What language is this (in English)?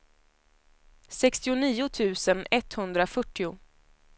Swedish